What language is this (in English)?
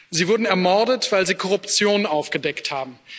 German